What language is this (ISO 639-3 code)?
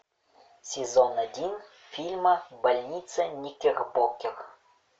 rus